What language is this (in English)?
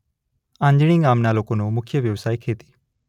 Gujarati